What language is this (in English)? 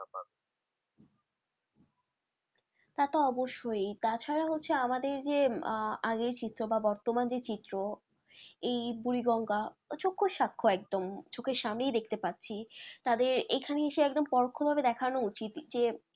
Bangla